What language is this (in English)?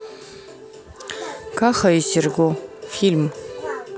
Russian